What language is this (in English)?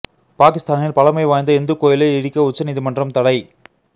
Tamil